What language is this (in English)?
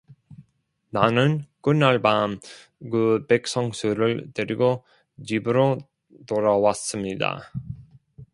Korean